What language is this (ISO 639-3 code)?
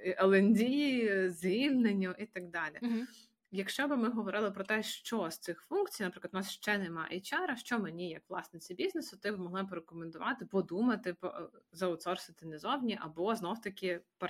ukr